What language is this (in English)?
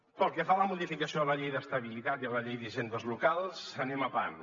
Catalan